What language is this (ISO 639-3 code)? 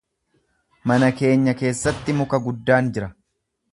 orm